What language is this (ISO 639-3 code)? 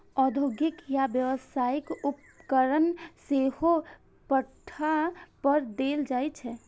mai